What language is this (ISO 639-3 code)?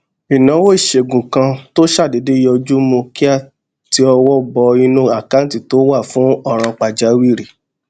yor